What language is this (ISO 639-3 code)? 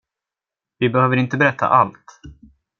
swe